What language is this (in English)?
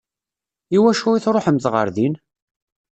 Kabyle